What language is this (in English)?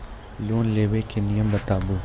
Maithili